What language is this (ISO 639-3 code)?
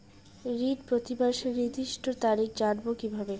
ben